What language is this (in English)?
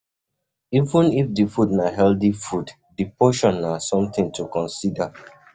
Nigerian Pidgin